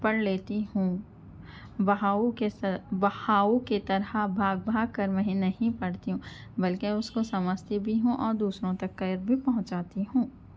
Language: Urdu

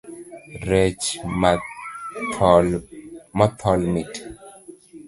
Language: Luo (Kenya and Tanzania)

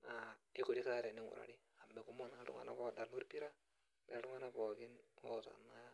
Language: Masai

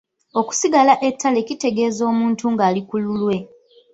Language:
Ganda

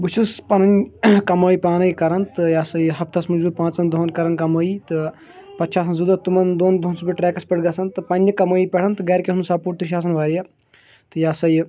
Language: Kashmiri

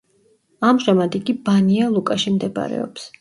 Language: Georgian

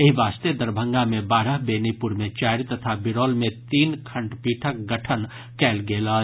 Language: Maithili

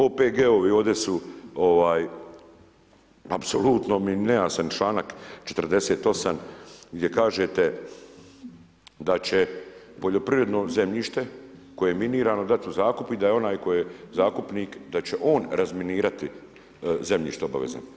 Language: Croatian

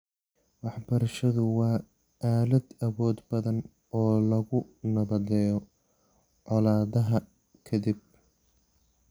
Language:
Somali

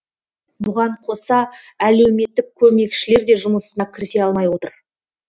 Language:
Kazakh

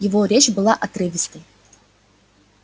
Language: Russian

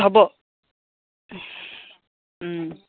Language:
Assamese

